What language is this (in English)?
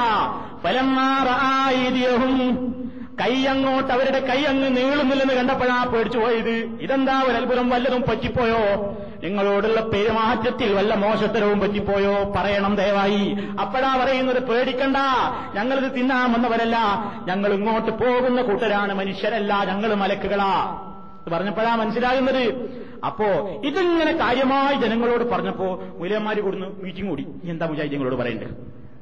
Malayalam